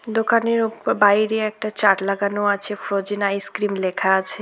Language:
Bangla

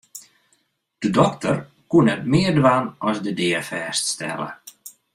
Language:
Western Frisian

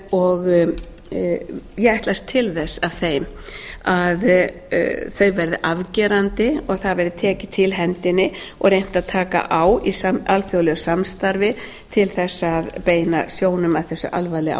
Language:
Icelandic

